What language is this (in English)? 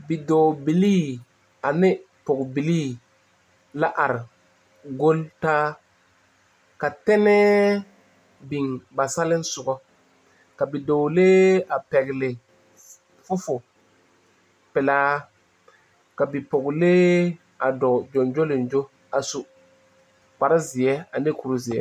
Southern Dagaare